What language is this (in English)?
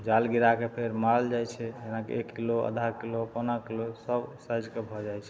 Maithili